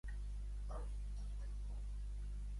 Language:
Catalan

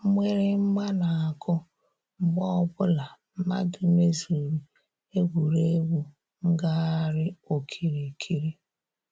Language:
Igbo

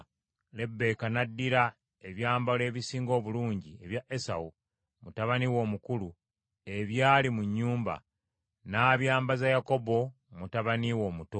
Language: Ganda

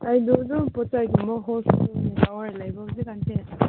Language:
Manipuri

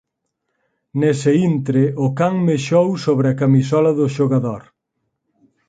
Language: Galician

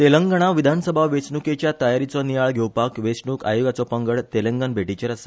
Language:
Konkani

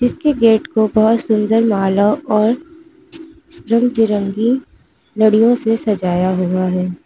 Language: Hindi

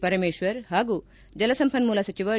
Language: Kannada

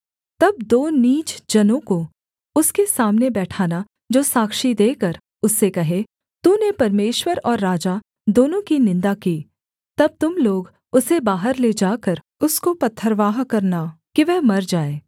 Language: Hindi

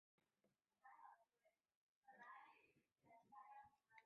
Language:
Chinese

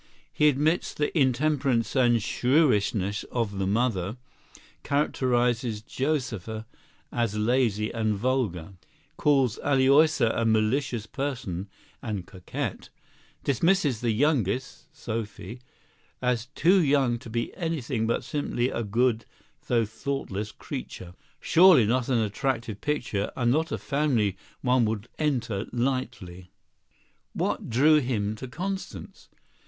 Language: English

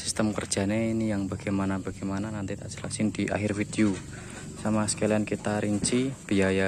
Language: Indonesian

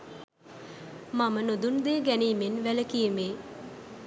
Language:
Sinhala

